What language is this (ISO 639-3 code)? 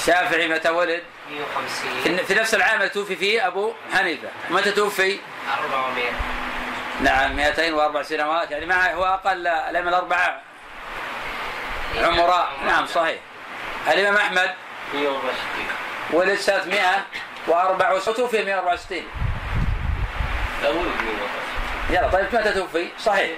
ara